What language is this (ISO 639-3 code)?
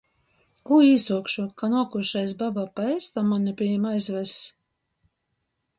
ltg